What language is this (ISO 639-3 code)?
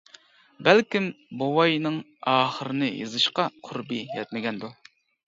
uig